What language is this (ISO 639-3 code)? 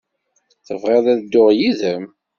kab